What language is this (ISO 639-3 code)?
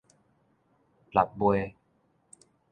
nan